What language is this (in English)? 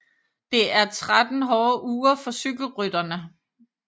Danish